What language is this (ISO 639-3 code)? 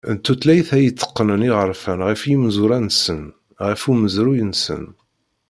kab